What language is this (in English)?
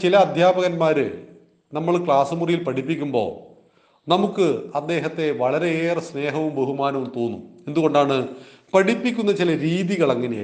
Malayalam